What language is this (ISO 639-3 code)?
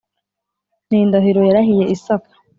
kin